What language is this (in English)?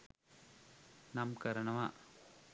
Sinhala